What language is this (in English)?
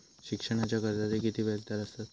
Marathi